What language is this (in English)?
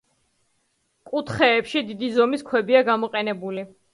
Georgian